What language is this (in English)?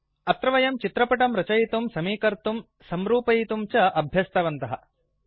Sanskrit